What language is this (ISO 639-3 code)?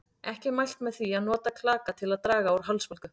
isl